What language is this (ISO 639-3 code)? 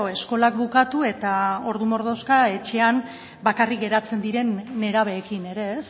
eus